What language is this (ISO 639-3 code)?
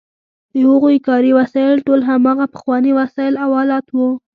pus